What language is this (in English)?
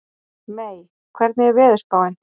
Icelandic